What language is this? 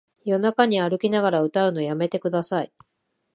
Japanese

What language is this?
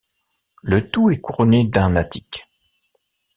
French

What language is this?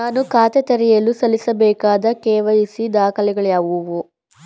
Kannada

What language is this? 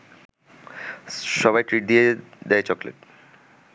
Bangla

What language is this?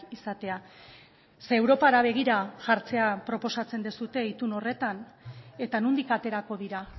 Basque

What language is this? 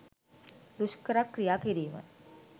Sinhala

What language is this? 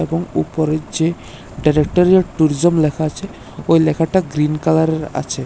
Bangla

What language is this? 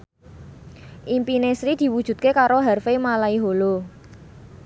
Javanese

